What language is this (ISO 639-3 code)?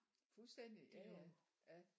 dan